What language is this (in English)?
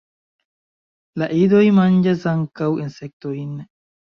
Esperanto